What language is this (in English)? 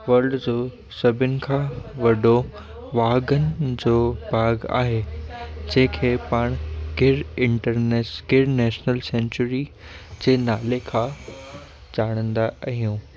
Sindhi